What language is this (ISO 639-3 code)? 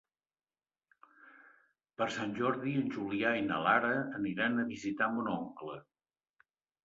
cat